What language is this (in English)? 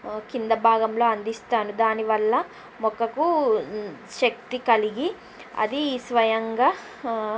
Telugu